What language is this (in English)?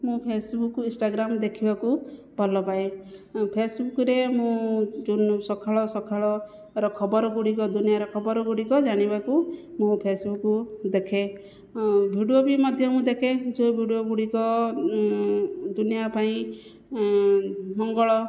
Odia